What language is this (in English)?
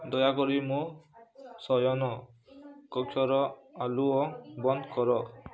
Odia